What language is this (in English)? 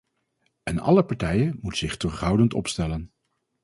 Dutch